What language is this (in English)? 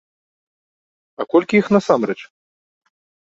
Belarusian